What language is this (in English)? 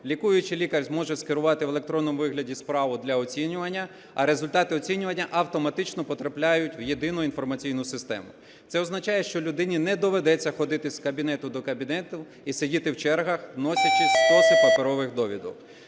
Ukrainian